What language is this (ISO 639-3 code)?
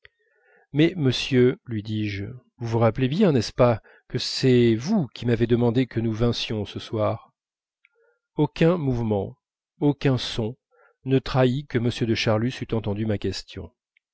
fra